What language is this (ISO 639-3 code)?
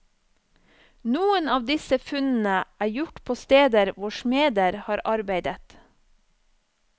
nor